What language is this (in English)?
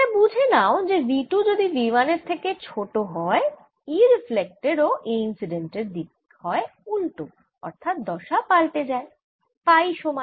Bangla